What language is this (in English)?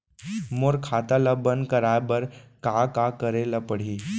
Chhattisgarhi